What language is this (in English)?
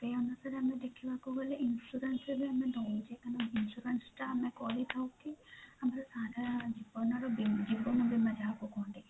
Odia